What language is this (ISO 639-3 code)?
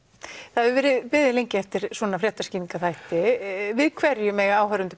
isl